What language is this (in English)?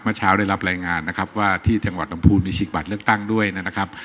Thai